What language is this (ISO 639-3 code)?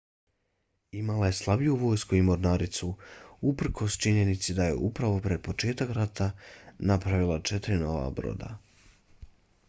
bos